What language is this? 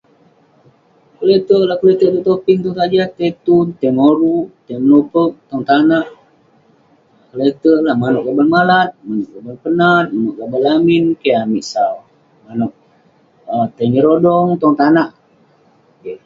Western Penan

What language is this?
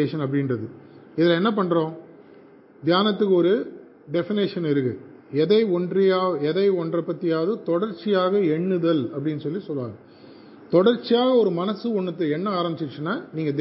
Tamil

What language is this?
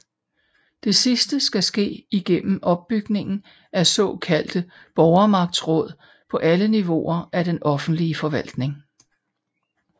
Danish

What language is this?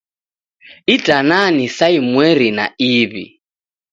Taita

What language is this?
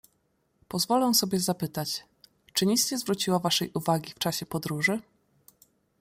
Polish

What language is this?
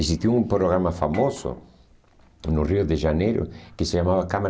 Portuguese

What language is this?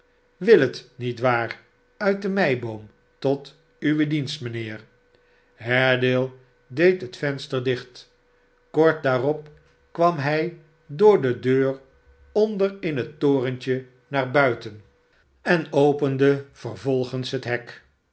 Dutch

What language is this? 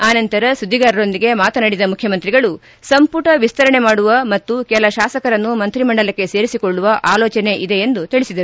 Kannada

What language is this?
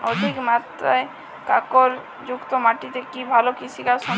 Bangla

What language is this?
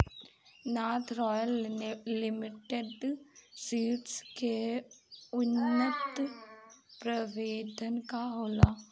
Bhojpuri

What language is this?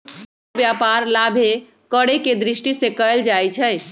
Magahi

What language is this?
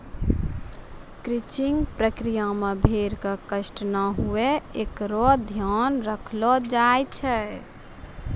Maithili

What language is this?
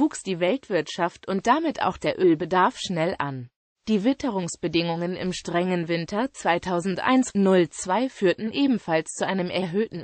German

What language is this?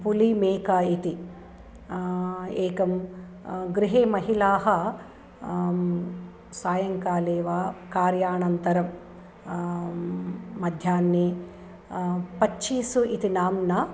Sanskrit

